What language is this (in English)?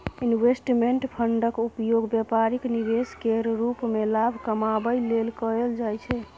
Maithili